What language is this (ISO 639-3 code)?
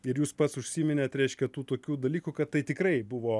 lit